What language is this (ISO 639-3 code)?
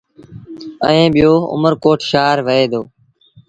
sbn